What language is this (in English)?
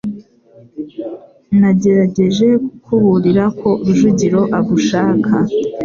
Kinyarwanda